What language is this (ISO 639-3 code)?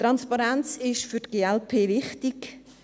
gsw